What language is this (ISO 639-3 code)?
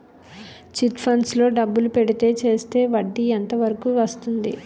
tel